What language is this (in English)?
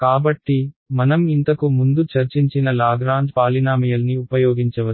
Telugu